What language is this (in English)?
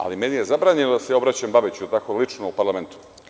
Serbian